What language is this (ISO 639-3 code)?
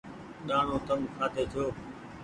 gig